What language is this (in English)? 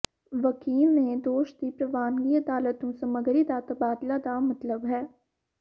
Punjabi